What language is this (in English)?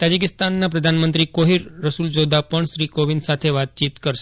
Gujarati